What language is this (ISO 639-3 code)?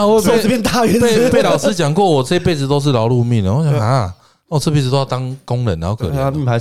zho